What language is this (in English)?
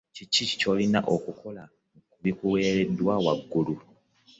Ganda